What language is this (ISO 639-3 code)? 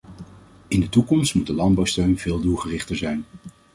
nld